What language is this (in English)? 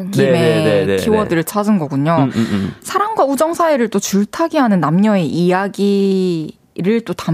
Korean